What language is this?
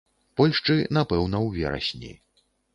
Belarusian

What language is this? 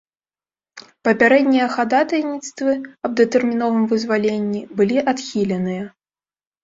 Belarusian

